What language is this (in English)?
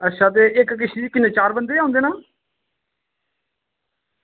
Dogri